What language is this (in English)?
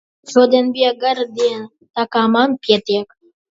Latvian